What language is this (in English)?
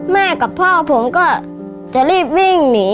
Thai